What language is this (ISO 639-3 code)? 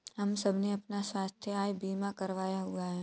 hin